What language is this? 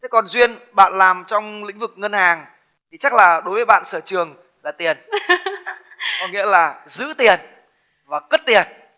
Vietnamese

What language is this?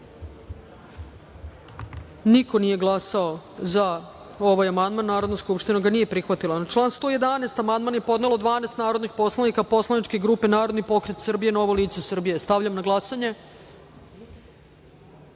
Serbian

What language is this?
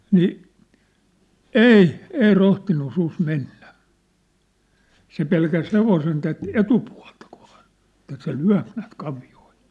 Finnish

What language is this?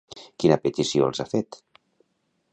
Catalan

